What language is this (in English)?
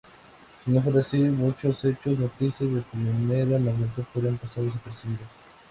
Spanish